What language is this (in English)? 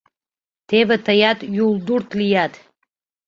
Mari